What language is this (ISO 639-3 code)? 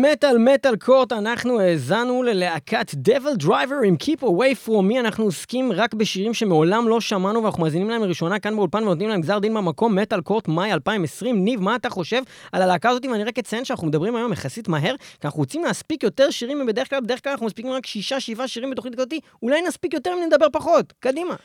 heb